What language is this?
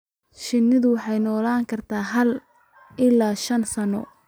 Somali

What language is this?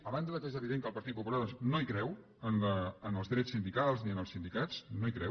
Catalan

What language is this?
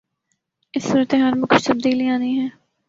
Urdu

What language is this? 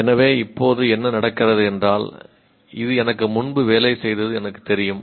Tamil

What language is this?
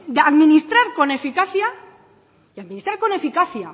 Spanish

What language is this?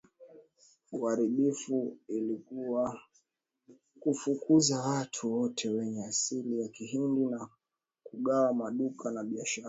Swahili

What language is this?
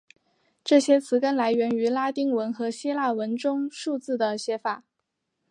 Chinese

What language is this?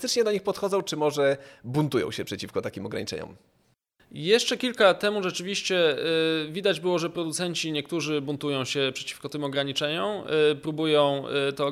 Polish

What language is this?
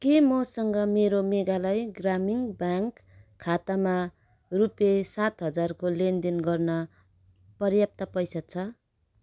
Nepali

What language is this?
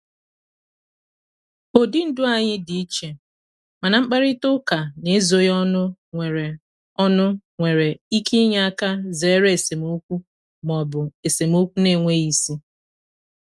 Igbo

